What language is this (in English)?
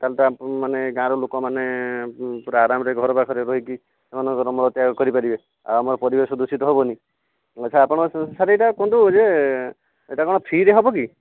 Odia